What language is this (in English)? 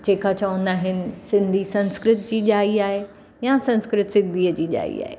Sindhi